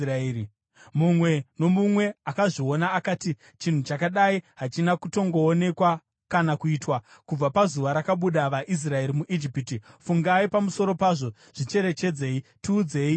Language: Shona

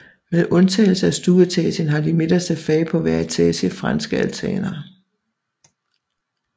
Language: Danish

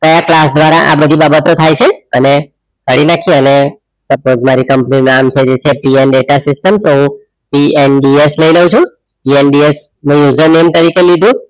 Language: Gujarati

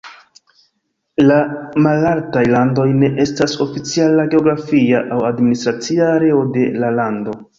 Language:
Esperanto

